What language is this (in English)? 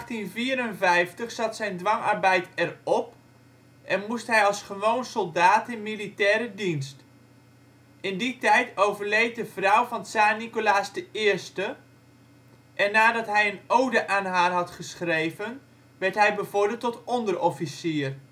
Dutch